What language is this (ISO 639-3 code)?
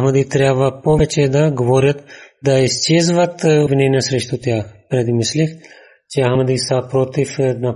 bul